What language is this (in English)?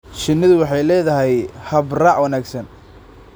Somali